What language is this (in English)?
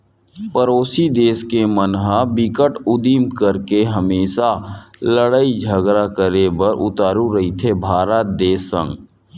Chhattisgarhi